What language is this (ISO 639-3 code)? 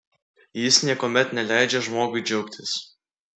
lit